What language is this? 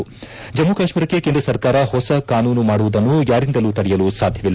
Kannada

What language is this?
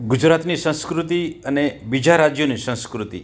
Gujarati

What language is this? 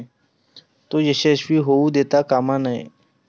Marathi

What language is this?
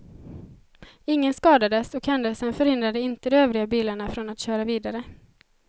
Swedish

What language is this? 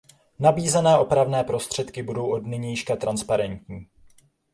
Czech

